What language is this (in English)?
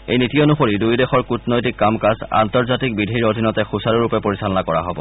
Assamese